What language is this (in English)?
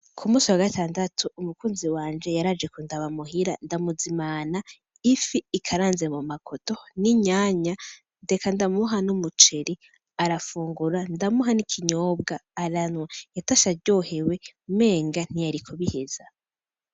Rundi